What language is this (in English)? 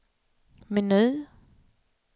Swedish